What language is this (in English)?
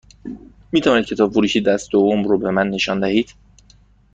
Persian